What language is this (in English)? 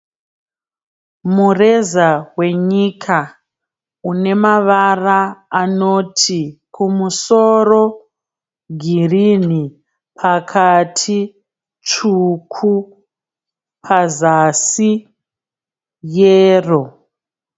Shona